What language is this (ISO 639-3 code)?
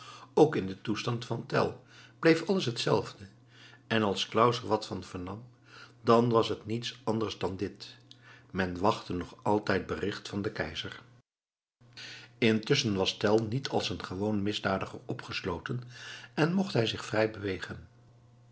nld